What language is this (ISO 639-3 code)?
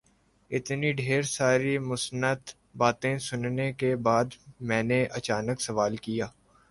urd